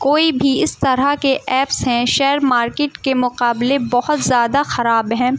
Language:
Urdu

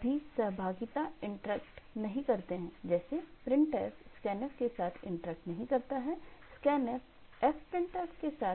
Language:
Hindi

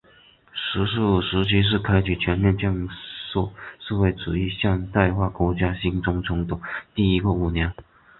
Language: Chinese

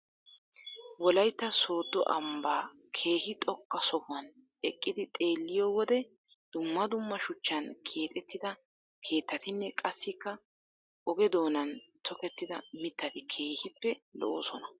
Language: Wolaytta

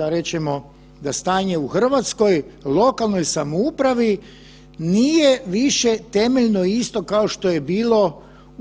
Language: Croatian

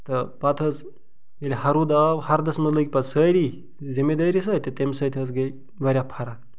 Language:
Kashmiri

